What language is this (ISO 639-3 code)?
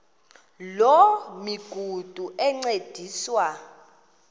xho